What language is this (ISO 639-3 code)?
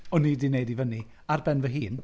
cym